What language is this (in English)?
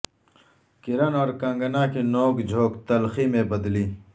Urdu